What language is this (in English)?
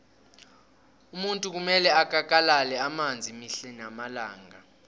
South Ndebele